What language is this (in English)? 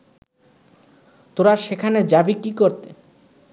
Bangla